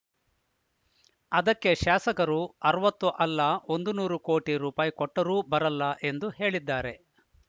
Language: Kannada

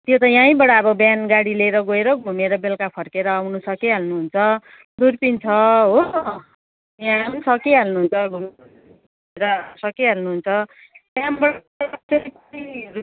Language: Nepali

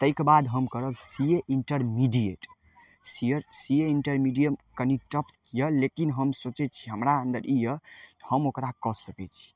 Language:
Maithili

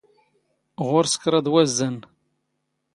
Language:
Standard Moroccan Tamazight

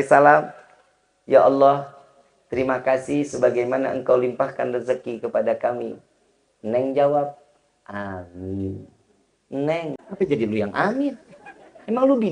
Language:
Indonesian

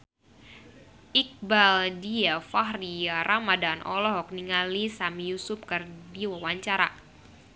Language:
Sundanese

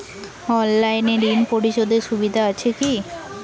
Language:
Bangla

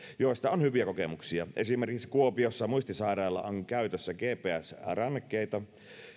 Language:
Finnish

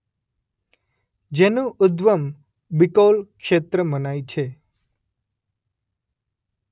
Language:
Gujarati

